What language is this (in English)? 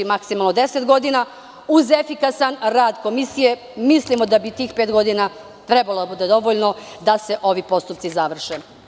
Serbian